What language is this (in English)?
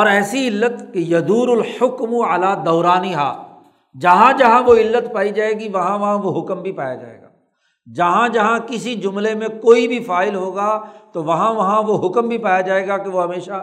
Urdu